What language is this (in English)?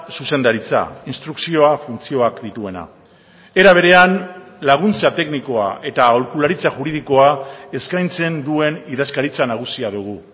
Basque